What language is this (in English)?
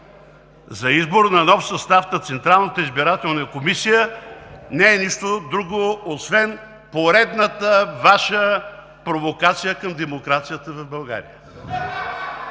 Bulgarian